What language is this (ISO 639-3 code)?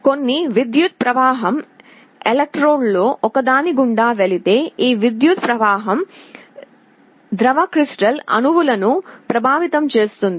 tel